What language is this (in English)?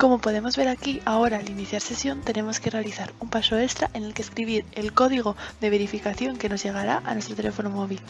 Spanish